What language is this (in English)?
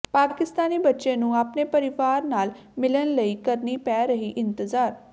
Punjabi